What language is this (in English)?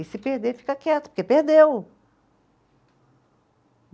Portuguese